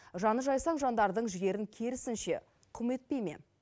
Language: Kazakh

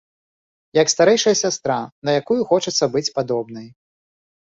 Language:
Belarusian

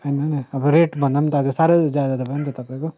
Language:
Nepali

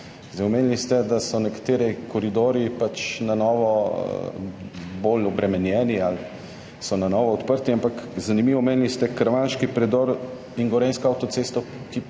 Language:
Slovenian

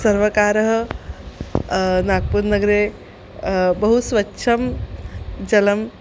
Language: Sanskrit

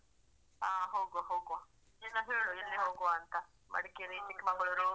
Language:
Kannada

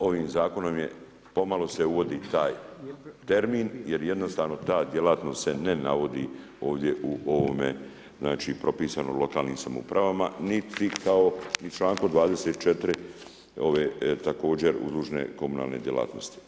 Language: Croatian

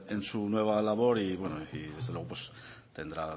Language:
Spanish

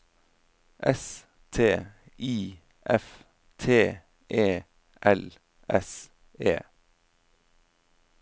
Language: Norwegian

